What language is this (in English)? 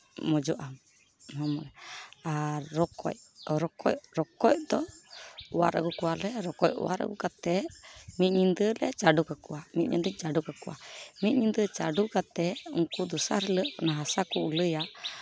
Santali